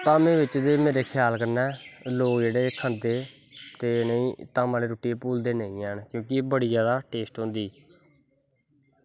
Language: Dogri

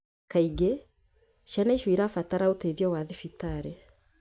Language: Kikuyu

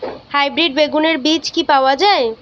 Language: Bangla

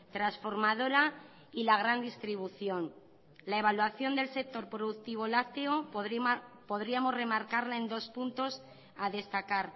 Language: Spanish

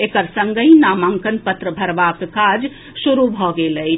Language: Maithili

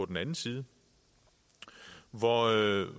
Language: Danish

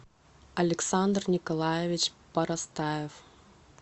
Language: Russian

